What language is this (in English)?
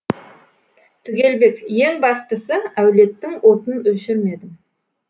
Kazakh